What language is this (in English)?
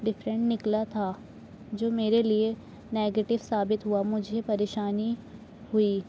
Urdu